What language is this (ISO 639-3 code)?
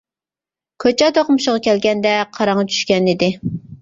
uig